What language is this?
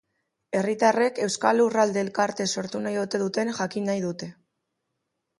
Basque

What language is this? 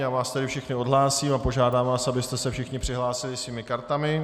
Czech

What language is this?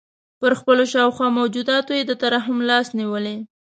Pashto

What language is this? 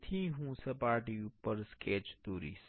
Gujarati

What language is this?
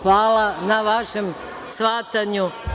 Serbian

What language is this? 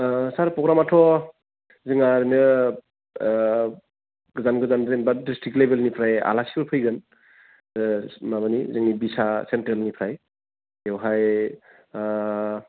Bodo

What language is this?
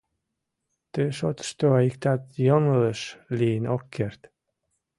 Mari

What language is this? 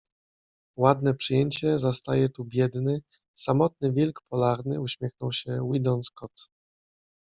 Polish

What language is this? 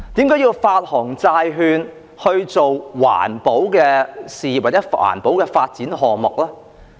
Cantonese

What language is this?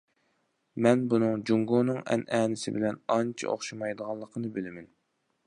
Uyghur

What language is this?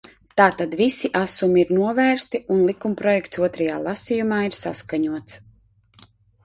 Latvian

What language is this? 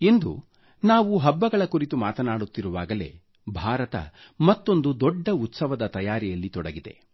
Kannada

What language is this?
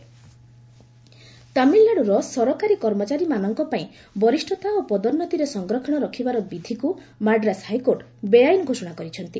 Odia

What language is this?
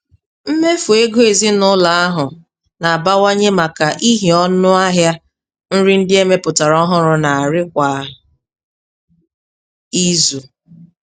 Igbo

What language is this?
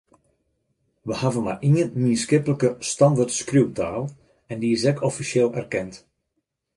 Western Frisian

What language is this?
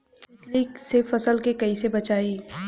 Bhojpuri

